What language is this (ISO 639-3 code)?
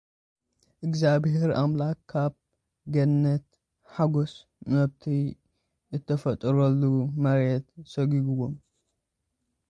tir